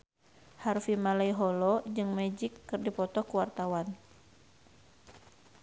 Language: Sundanese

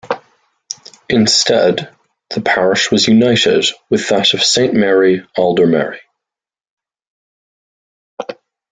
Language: English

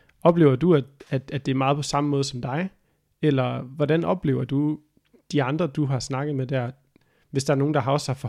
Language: Danish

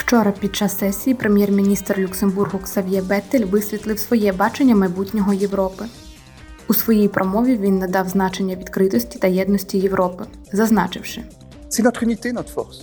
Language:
Ukrainian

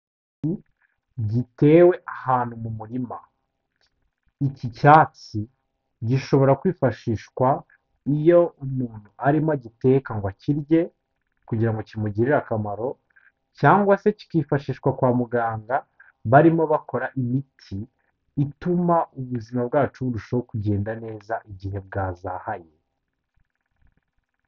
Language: Kinyarwanda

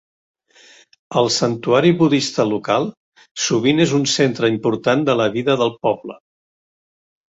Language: Catalan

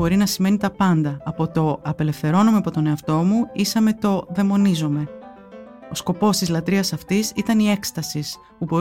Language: Greek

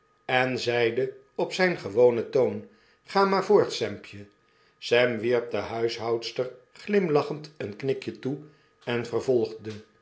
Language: Dutch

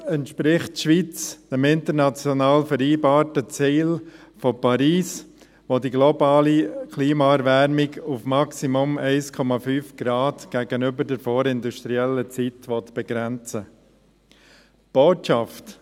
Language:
Swiss German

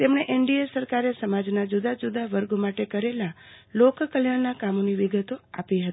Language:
Gujarati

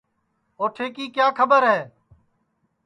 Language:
Sansi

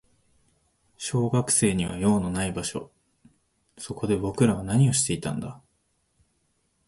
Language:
Japanese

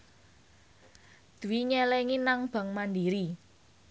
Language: Javanese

